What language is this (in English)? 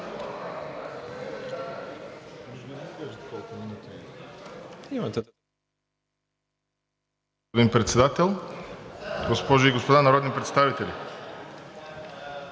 Bulgarian